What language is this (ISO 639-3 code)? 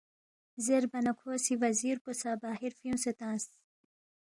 bft